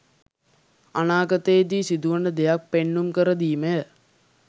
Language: Sinhala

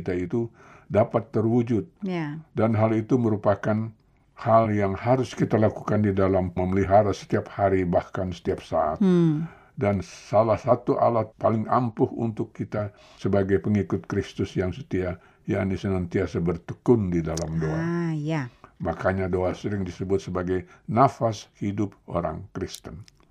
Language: Indonesian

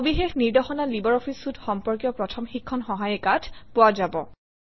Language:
Assamese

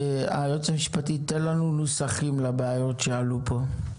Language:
Hebrew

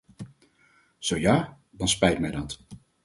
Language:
Dutch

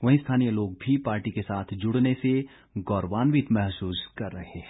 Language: Hindi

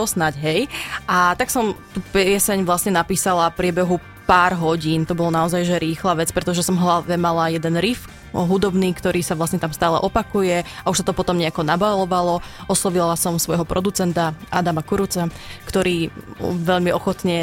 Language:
Slovak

